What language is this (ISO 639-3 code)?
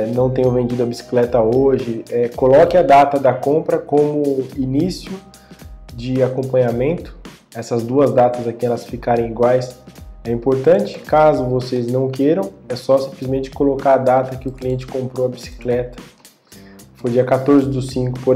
por